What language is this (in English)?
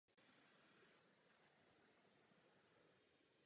Czech